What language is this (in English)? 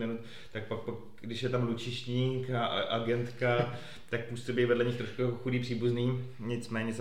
Czech